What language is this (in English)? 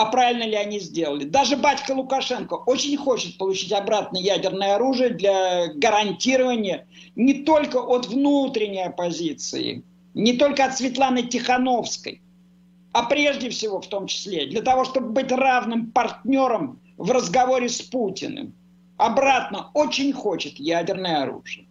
Russian